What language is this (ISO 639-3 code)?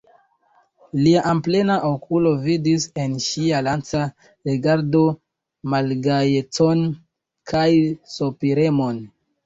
epo